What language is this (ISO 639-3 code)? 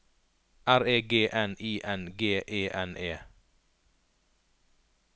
nor